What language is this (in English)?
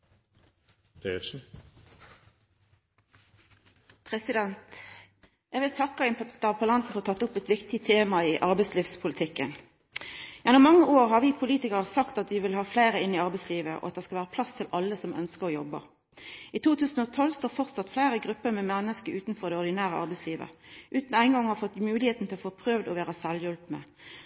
Norwegian